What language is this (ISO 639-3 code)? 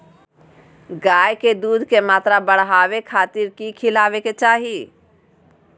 mag